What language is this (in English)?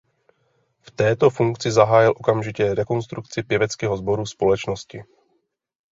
Czech